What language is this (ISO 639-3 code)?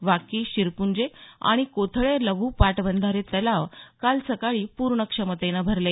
mar